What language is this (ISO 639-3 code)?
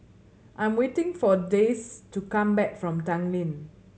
eng